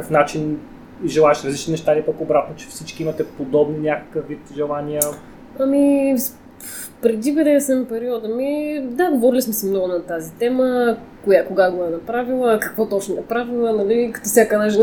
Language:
Bulgarian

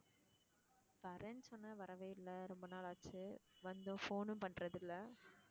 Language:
Tamil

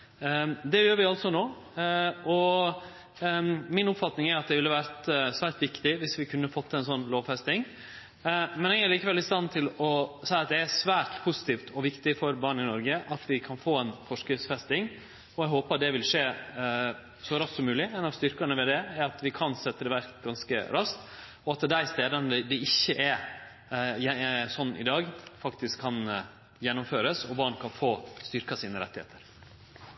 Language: Norwegian Nynorsk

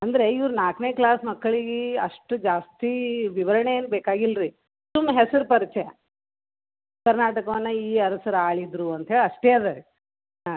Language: Kannada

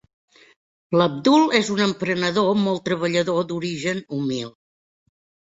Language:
Catalan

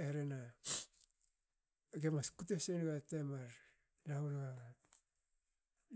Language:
Hakö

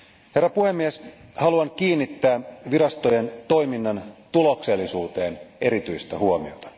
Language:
Finnish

